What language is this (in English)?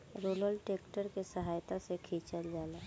Bhojpuri